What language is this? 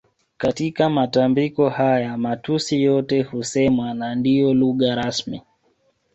Swahili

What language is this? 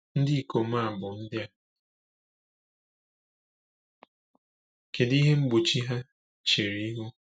Igbo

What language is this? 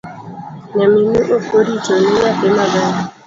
Luo (Kenya and Tanzania)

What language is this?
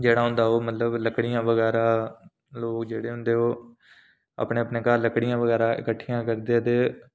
Dogri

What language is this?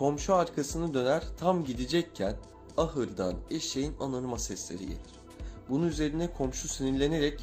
Turkish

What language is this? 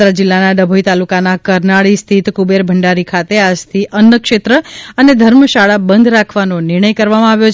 Gujarati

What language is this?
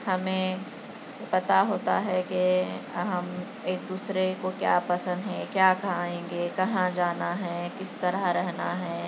Urdu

